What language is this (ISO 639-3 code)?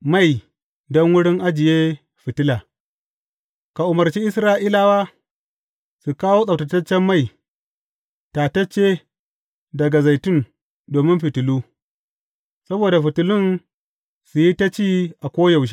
hau